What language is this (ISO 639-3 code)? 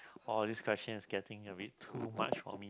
eng